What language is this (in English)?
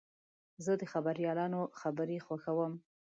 Pashto